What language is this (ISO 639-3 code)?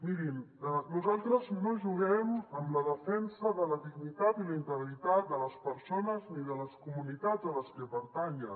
cat